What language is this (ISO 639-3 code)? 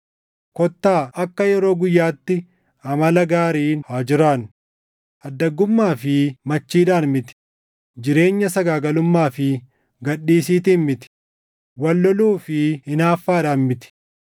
orm